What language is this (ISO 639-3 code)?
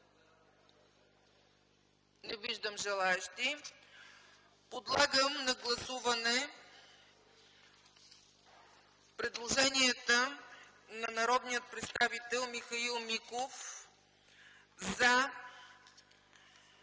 bul